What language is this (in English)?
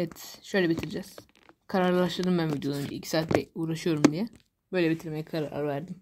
Turkish